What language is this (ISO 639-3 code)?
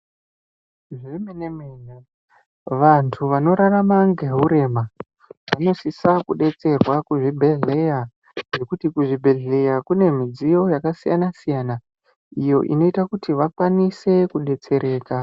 ndc